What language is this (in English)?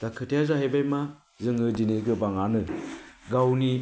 Bodo